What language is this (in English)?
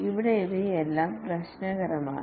Malayalam